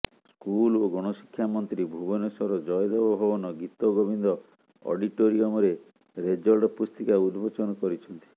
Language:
Odia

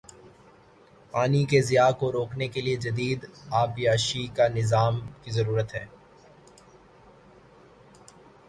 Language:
Urdu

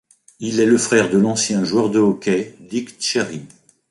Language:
French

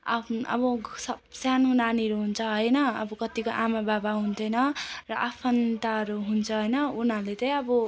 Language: Nepali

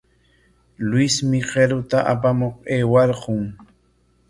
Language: Corongo Ancash Quechua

